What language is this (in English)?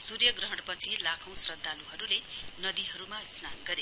Nepali